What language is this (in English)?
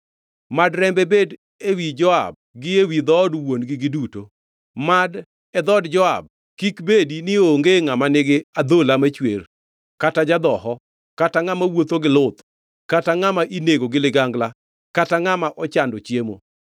Luo (Kenya and Tanzania)